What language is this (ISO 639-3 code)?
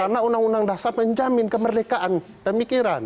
ind